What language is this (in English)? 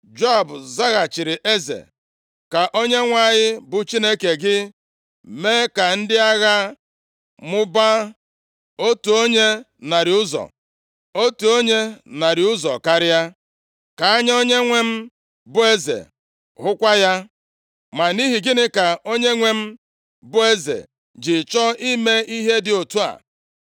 Igbo